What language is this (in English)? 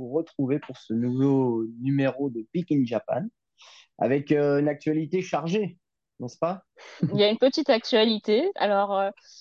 French